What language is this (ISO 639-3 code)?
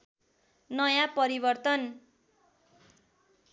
nep